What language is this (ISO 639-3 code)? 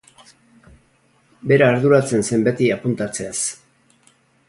eus